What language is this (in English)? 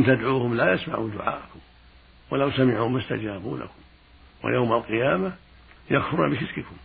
Arabic